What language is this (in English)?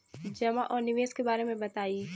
Bhojpuri